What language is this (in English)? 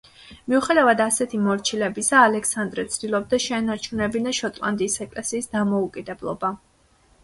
Georgian